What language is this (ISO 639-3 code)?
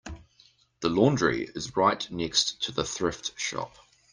eng